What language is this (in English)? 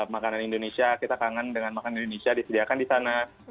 Indonesian